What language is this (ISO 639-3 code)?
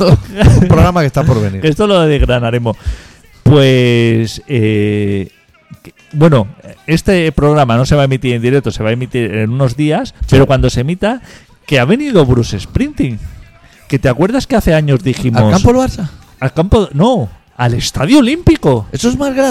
spa